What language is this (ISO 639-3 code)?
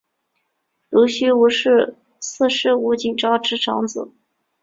zho